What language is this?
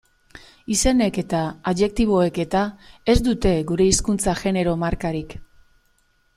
Basque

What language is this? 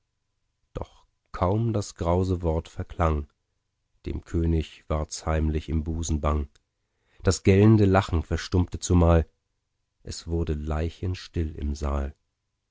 German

